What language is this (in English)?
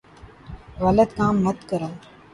Urdu